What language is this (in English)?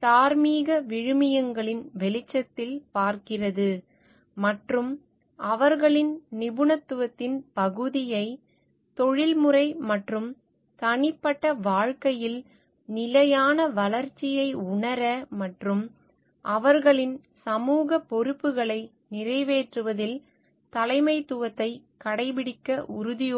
Tamil